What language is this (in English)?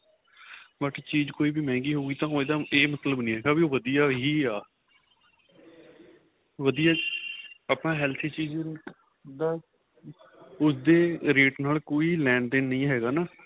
Punjabi